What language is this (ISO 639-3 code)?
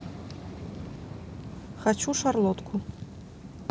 rus